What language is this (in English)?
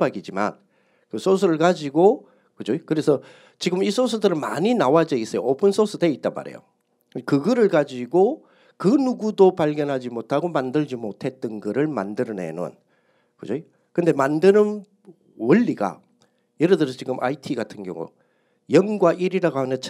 Korean